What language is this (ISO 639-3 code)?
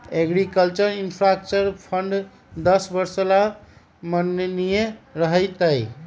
mag